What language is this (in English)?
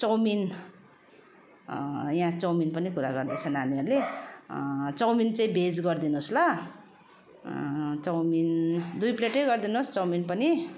Nepali